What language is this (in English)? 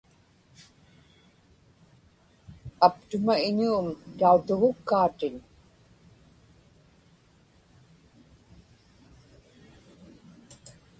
Inupiaq